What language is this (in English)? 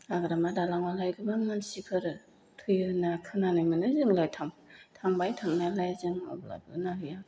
Bodo